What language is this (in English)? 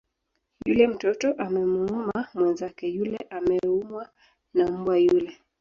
Swahili